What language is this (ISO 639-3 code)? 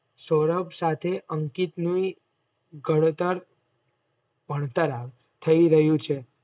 guj